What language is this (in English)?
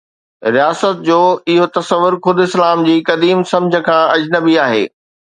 Sindhi